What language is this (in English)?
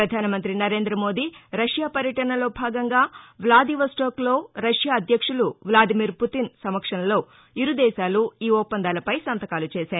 Telugu